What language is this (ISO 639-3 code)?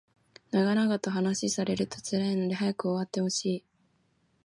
jpn